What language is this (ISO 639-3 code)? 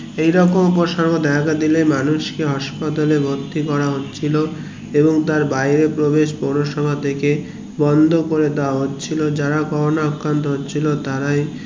ben